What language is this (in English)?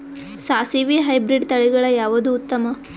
Kannada